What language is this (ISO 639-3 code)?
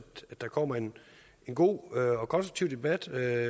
dan